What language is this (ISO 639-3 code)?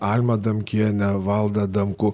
lit